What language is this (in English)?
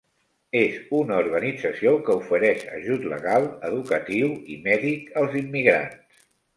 Catalan